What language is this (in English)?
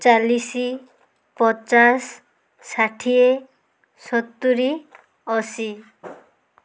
Odia